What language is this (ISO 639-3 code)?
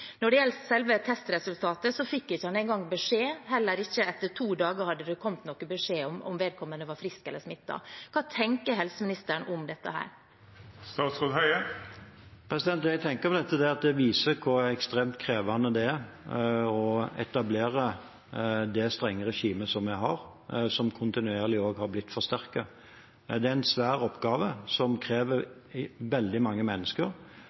nor